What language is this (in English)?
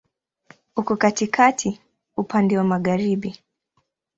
Swahili